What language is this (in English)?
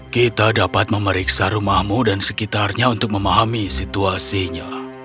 Indonesian